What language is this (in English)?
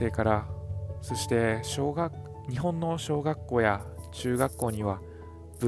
Japanese